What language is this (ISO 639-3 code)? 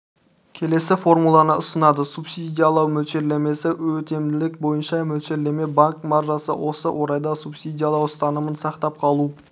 kaz